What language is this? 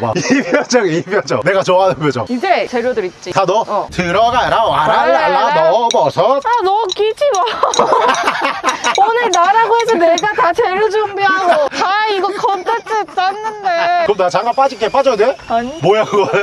Korean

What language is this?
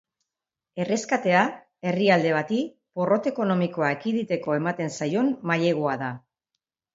Basque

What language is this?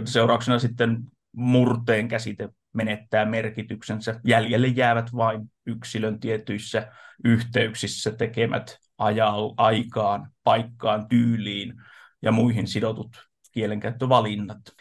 Finnish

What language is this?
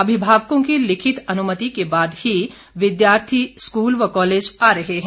Hindi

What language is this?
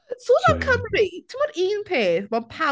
Welsh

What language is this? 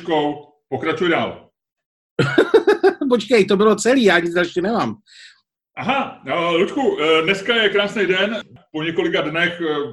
Czech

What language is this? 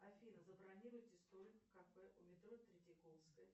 Russian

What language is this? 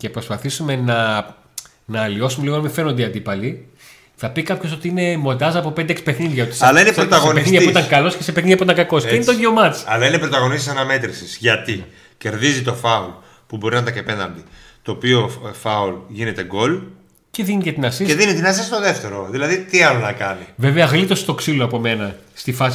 Greek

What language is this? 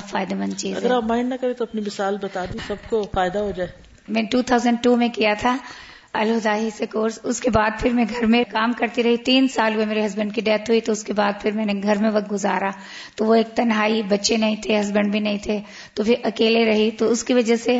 Urdu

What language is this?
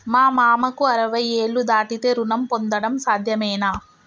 Telugu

